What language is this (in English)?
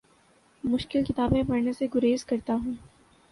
Urdu